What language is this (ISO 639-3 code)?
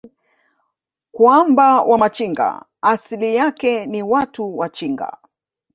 swa